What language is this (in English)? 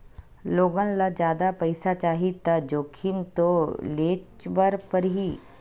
Chhattisgarhi